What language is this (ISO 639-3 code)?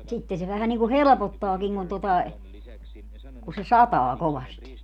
fin